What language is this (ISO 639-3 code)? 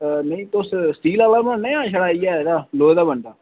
doi